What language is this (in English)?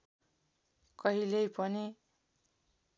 Nepali